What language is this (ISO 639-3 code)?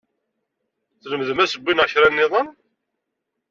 kab